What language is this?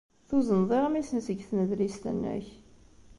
Kabyle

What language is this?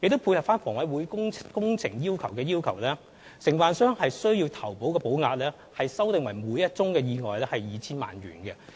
Cantonese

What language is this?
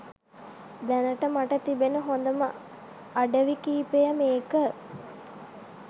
Sinhala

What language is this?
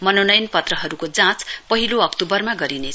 Nepali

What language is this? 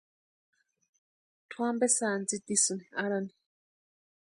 Western Highland Purepecha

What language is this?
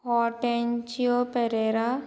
Konkani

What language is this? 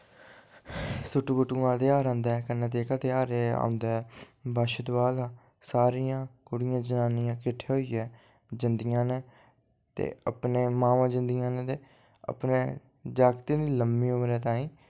Dogri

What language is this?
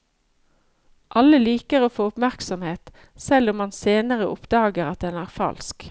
Norwegian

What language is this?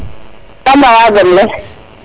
Serer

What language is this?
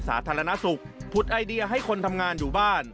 Thai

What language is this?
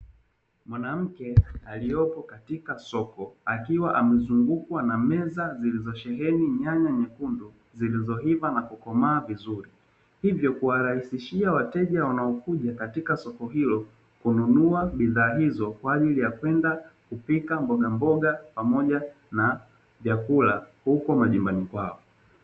Swahili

